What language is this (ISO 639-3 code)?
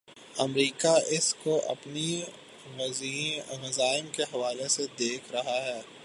urd